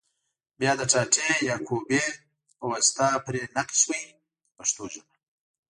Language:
Pashto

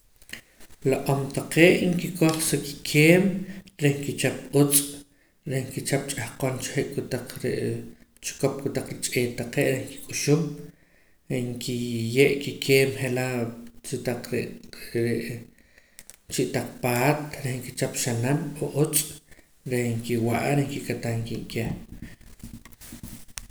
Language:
Poqomam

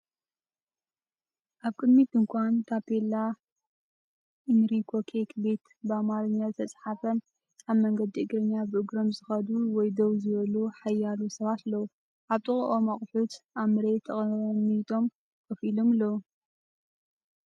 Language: Tigrinya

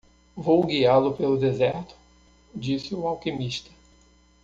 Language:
Portuguese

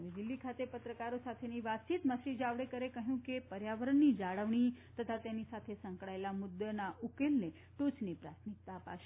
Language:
Gujarati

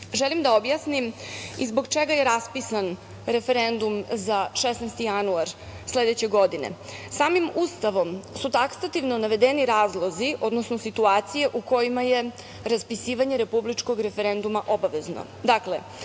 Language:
Serbian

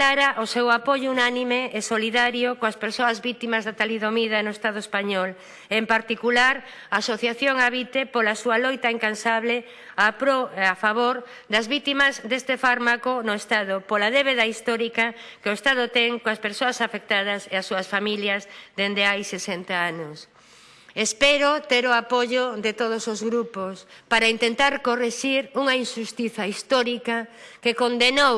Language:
Spanish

